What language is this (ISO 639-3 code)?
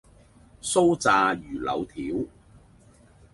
yue